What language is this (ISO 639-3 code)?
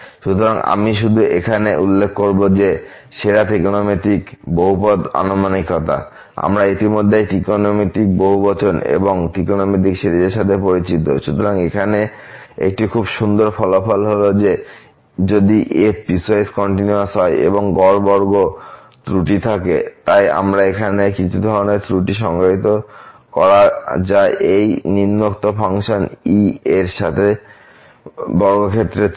ben